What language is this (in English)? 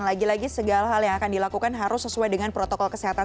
Indonesian